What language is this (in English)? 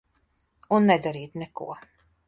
Latvian